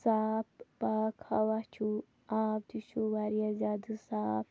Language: Kashmiri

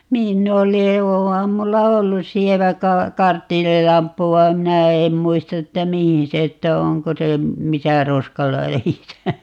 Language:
Finnish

